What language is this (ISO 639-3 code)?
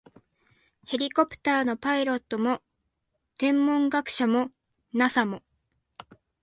jpn